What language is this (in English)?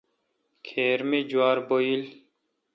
Kalkoti